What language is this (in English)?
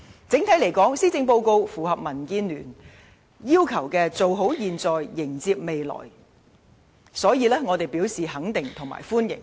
Cantonese